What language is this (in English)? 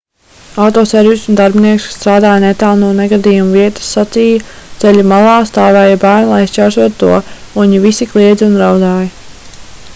Latvian